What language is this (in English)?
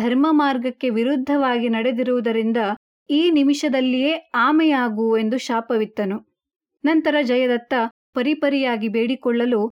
Kannada